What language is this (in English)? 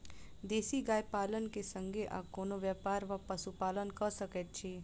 Maithili